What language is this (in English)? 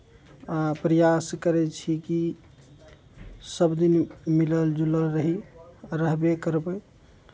Maithili